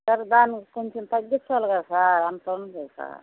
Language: Telugu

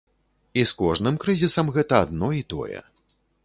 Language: Belarusian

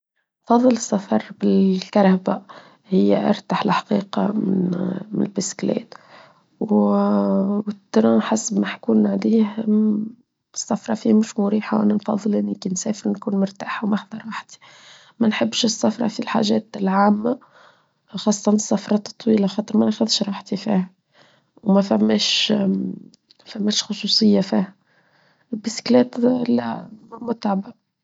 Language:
Tunisian Arabic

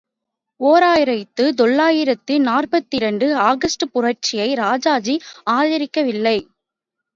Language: Tamil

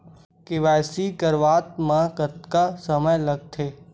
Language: Chhattisgarhi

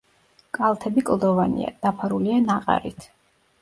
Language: Georgian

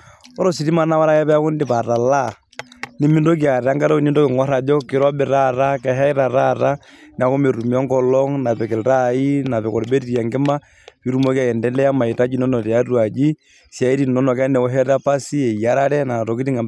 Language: Masai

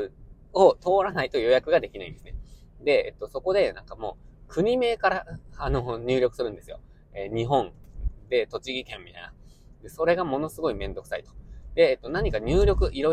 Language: Japanese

